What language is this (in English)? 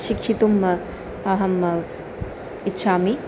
Sanskrit